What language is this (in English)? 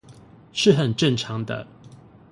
Chinese